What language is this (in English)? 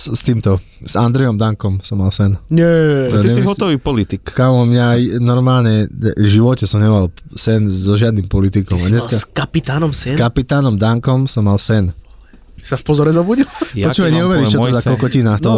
Slovak